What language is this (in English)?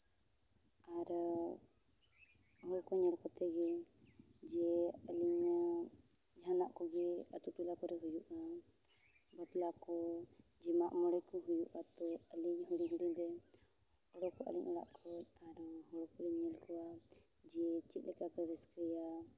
Santali